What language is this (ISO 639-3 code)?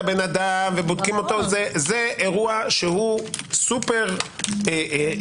heb